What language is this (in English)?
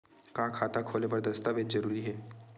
Chhattisgarhi